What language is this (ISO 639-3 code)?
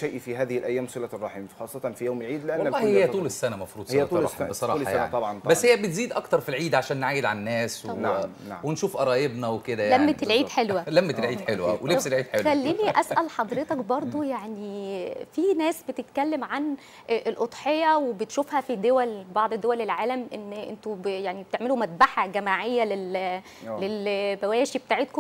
ara